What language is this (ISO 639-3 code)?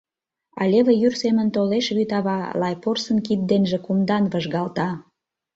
chm